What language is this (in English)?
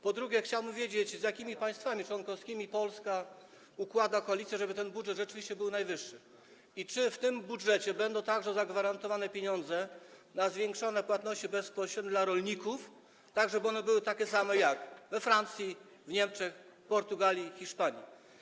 Polish